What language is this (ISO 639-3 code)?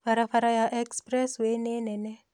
kik